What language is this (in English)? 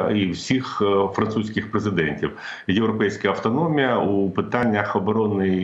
Ukrainian